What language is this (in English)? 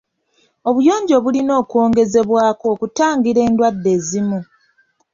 Ganda